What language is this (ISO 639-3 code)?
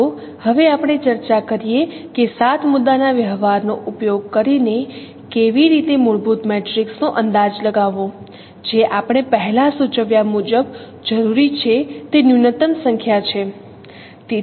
guj